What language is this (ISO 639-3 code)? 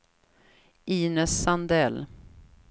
swe